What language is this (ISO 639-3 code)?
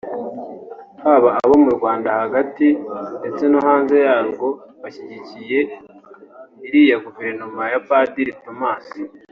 kin